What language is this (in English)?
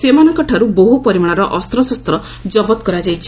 Odia